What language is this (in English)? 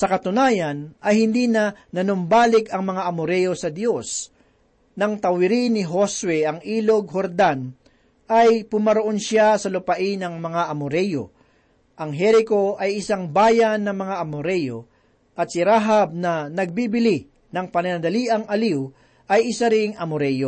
Filipino